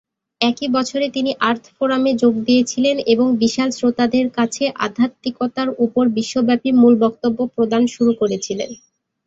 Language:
Bangla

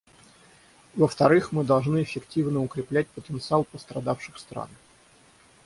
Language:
Russian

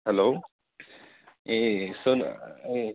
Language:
Nepali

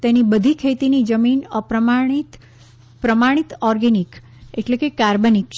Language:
Gujarati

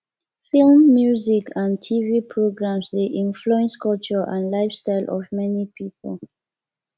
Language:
Nigerian Pidgin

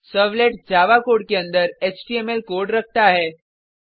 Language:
Hindi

